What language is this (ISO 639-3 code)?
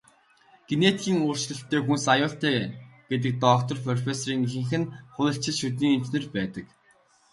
mon